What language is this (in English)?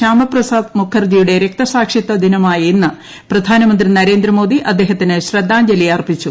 Malayalam